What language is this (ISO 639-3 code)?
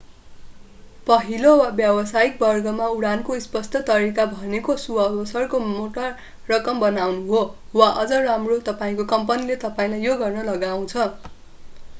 nep